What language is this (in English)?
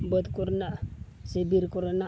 Santali